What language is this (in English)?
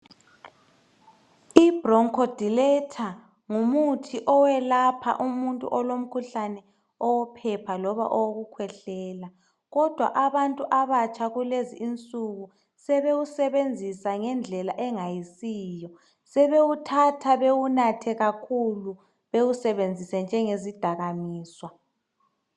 North Ndebele